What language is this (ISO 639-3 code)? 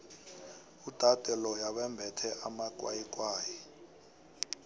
nbl